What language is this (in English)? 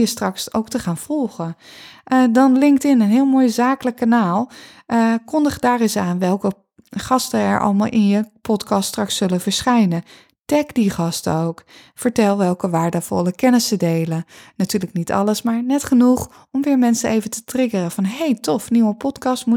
Dutch